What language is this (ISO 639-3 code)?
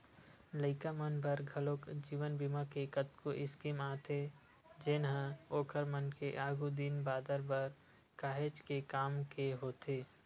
hne